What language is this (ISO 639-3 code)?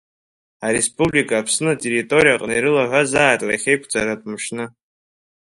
abk